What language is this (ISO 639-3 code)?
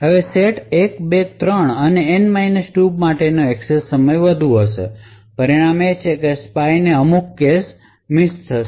guj